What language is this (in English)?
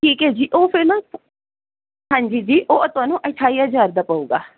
Punjabi